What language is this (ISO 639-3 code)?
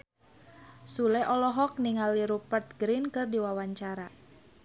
sun